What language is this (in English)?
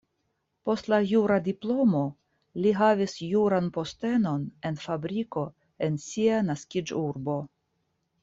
Esperanto